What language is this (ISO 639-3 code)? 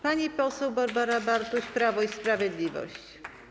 pol